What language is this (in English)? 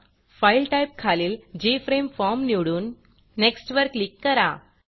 Marathi